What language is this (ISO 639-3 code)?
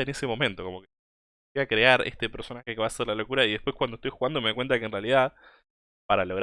spa